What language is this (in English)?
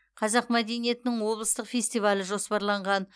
Kazakh